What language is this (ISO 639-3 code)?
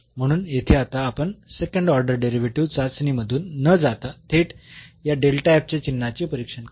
mar